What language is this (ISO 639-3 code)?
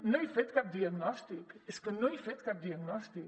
cat